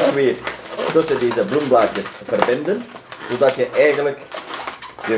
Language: Dutch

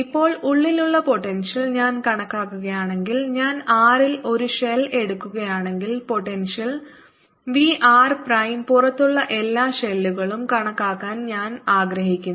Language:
Malayalam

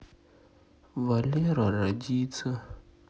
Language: Russian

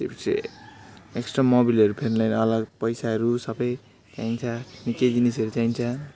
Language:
Nepali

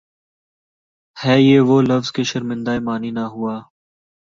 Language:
Urdu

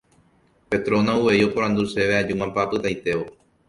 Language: Guarani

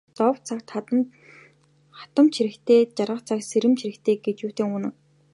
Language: Mongolian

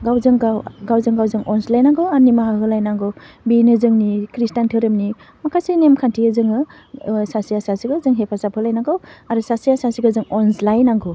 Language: Bodo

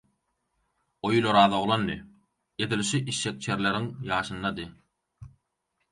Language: Turkmen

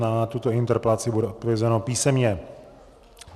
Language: Czech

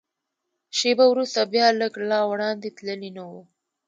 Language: Pashto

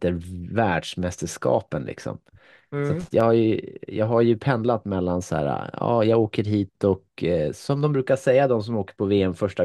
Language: Swedish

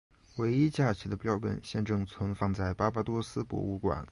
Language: Chinese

